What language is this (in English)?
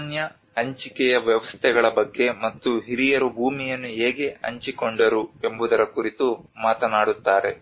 Kannada